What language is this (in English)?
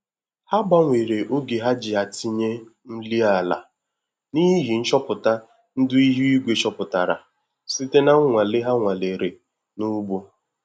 Igbo